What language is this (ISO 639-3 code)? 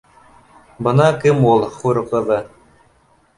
bak